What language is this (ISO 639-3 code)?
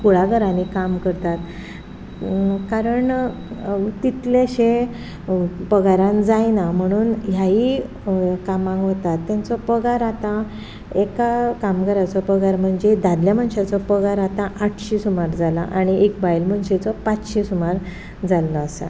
kok